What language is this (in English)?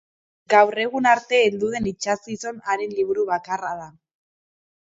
Basque